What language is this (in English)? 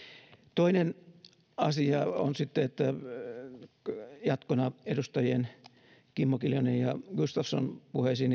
Finnish